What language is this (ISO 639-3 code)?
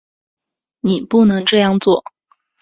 zho